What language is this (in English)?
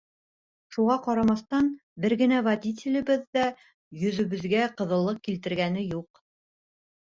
Bashkir